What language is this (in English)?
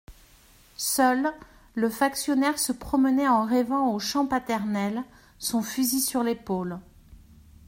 French